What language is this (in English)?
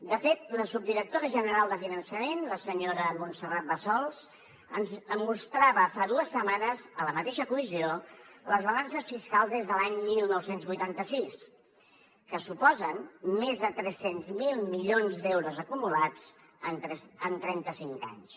Catalan